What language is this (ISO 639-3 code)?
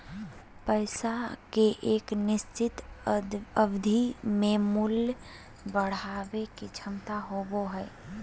mag